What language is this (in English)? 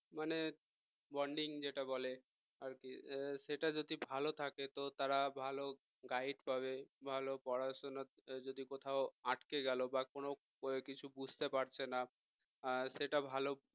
Bangla